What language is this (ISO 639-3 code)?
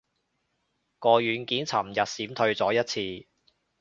yue